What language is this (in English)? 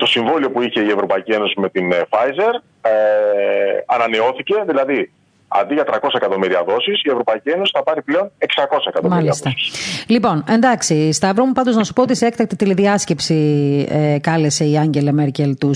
Greek